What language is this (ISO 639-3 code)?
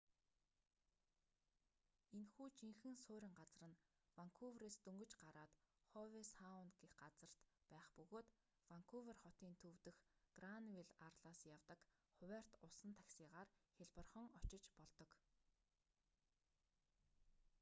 mon